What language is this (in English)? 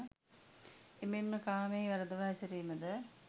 Sinhala